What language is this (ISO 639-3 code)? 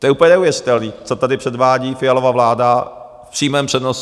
ces